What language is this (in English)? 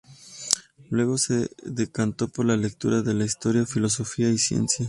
Spanish